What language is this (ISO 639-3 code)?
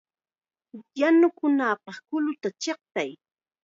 qxa